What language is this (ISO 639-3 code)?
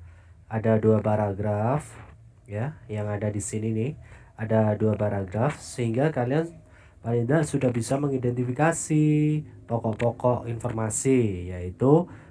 ind